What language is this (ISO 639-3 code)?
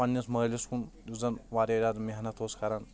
kas